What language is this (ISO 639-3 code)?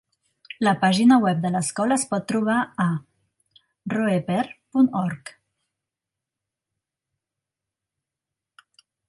cat